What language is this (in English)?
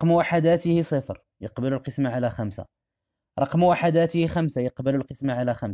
Arabic